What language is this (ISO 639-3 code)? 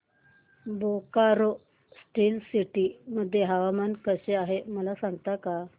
mar